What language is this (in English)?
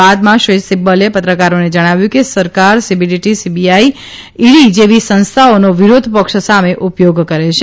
Gujarati